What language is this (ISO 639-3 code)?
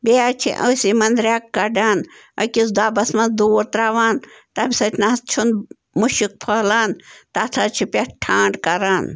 kas